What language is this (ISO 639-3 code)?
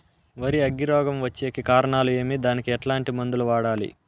tel